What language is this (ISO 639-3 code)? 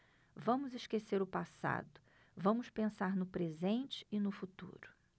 por